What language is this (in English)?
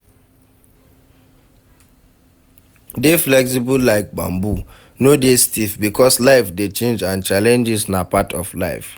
Nigerian Pidgin